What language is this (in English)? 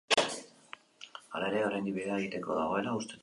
Basque